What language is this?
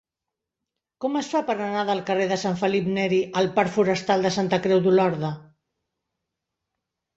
Catalan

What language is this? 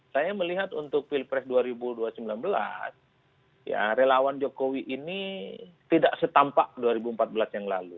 Indonesian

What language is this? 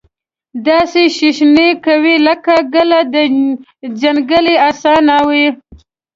Pashto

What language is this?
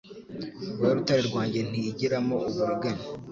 Kinyarwanda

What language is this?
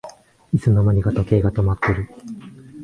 Japanese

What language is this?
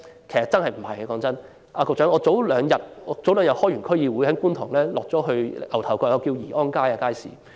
Cantonese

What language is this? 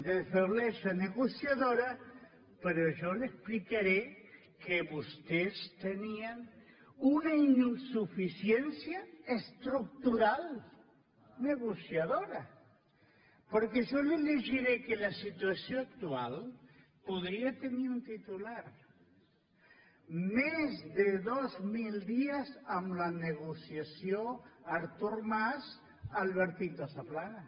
Catalan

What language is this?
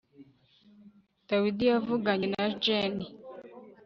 Kinyarwanda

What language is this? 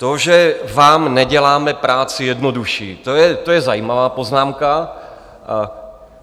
Czech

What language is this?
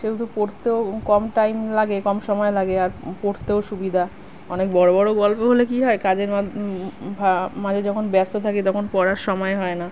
Bangla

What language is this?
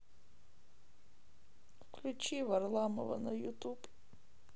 Russian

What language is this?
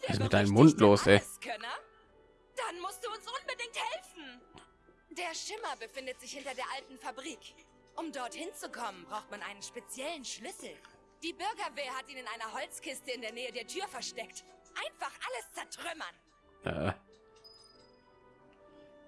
German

